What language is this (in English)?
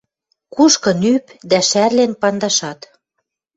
Western Mari